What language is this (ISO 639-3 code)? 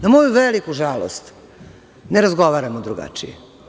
srp